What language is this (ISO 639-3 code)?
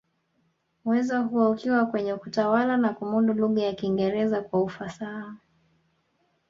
swa